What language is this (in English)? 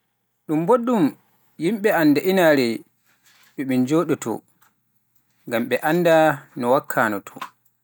Pular